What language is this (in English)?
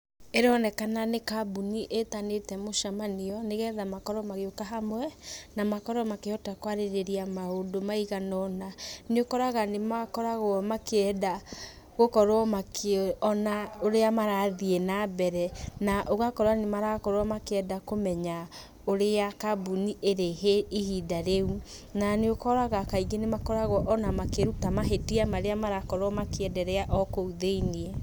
Kikuyu